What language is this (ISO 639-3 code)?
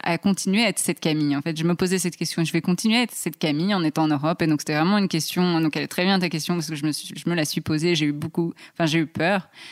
fra